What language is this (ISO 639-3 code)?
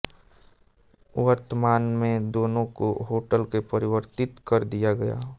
hin